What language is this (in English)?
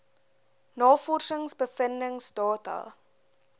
Afrikaans